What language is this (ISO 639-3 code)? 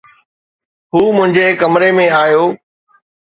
snd